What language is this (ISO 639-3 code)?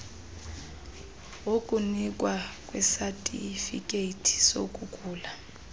xho